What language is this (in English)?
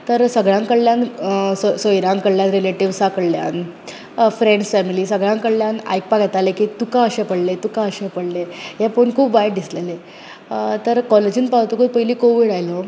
Konkani